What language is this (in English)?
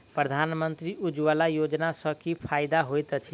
Maithili